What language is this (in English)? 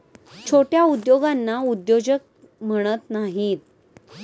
Marathi